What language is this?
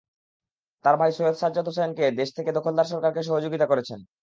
Bangla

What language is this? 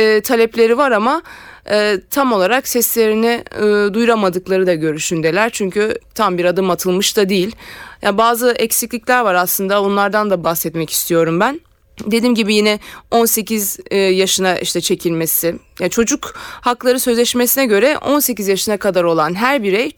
Turkish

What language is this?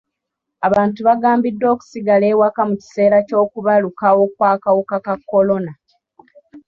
Ganda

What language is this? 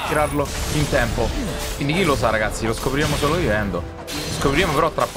Italian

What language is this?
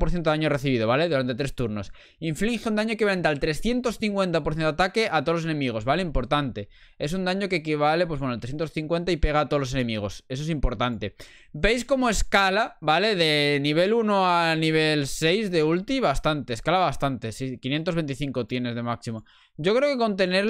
Spanish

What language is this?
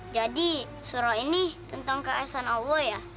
Indonesian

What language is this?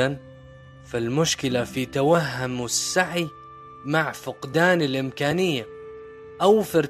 Arabic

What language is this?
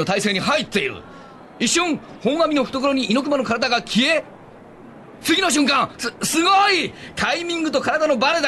Japanese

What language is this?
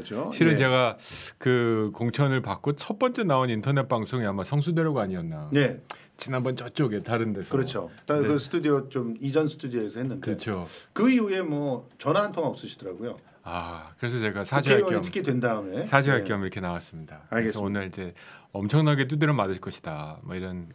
Korean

